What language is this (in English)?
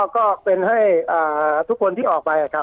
Thai